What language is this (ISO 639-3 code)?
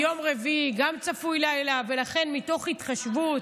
heb